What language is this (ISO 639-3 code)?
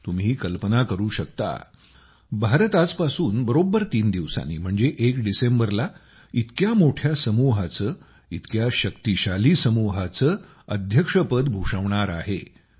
mar